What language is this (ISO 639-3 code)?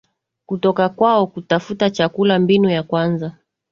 swa